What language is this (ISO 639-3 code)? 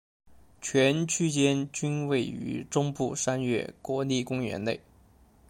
zho